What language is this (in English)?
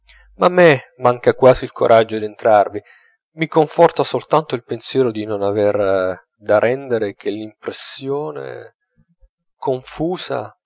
Italian